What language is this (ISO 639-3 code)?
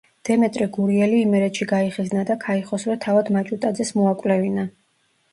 kat